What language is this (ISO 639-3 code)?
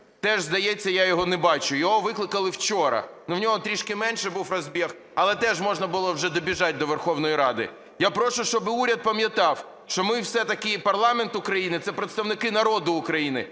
ukr